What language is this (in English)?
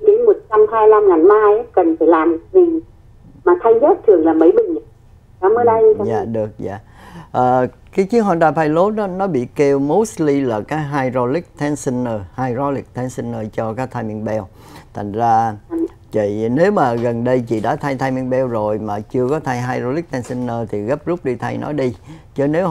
Vietnamese